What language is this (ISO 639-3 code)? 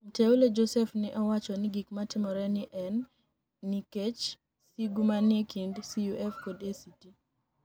luo